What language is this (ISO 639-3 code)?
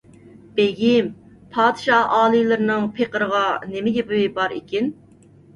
uig